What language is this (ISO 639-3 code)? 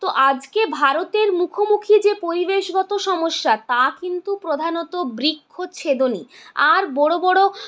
ben